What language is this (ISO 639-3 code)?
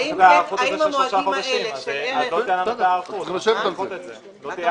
heb